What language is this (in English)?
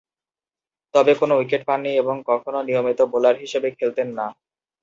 Bangla